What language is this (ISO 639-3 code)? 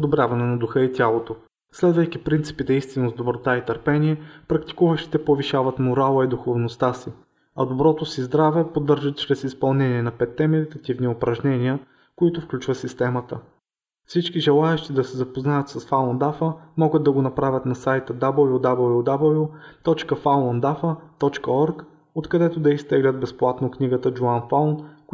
bul